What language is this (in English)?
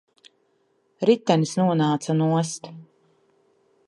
Latvian